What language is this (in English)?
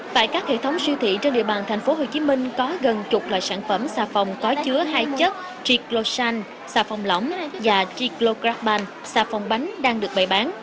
Vietnamese